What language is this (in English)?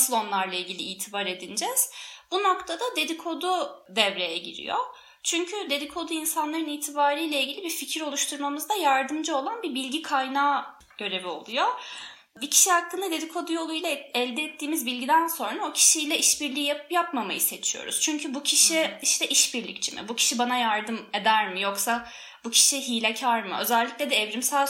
Turkish